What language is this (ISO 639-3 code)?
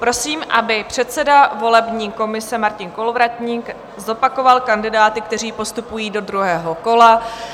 ces